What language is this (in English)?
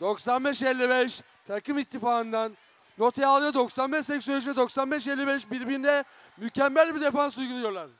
Turkish